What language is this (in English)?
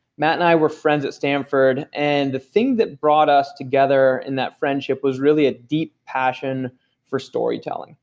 English